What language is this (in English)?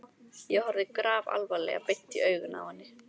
Icelandic